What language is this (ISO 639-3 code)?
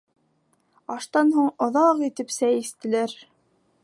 bak